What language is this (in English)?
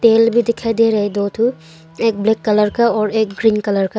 Hindi